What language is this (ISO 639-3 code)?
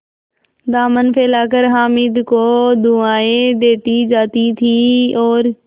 hin